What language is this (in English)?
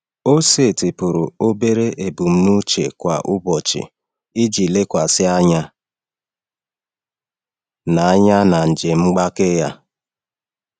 Igbo